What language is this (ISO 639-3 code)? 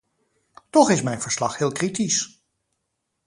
nld